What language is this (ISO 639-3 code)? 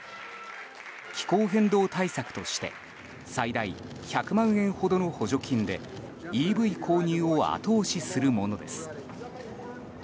jpn